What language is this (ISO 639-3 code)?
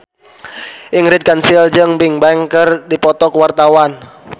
sun